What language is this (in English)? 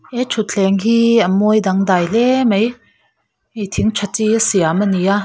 Mizo